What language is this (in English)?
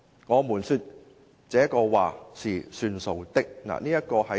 Cantonese